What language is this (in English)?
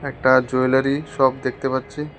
Bangla